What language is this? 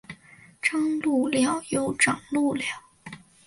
Chinese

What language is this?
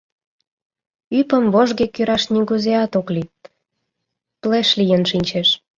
Mari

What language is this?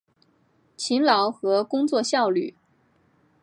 Chinese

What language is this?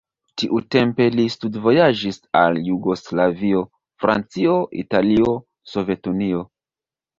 Esperanto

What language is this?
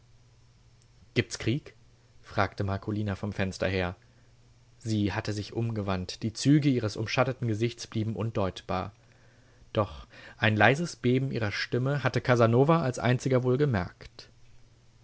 German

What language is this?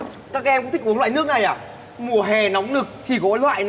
Vietnamese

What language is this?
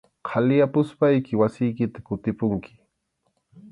Arequipa-La Unión Quechua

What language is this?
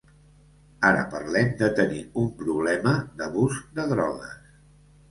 Catalan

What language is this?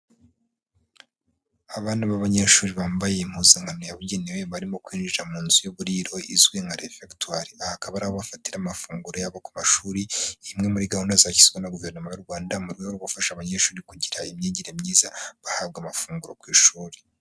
Kinyarwanda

